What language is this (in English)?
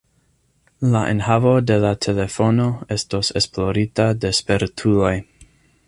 Esperanto